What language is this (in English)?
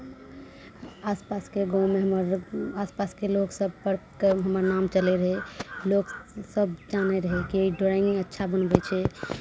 Maithili